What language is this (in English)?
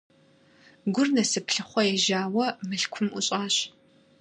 Kabardian